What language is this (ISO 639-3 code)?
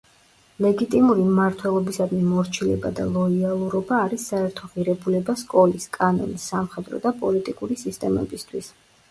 kat